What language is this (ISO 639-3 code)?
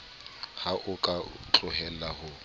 sot